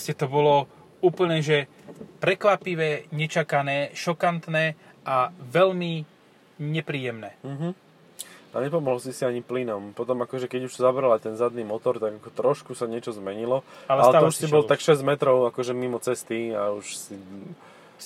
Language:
Slovak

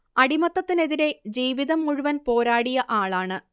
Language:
Malayalam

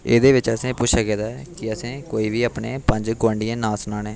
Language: Dogri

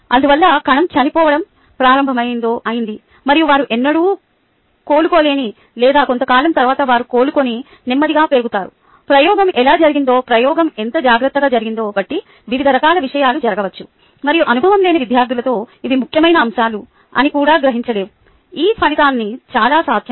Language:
Telugu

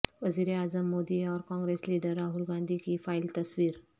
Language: Urdu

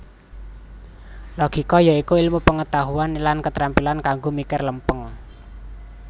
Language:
Javanese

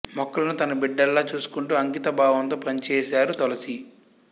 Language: Telugu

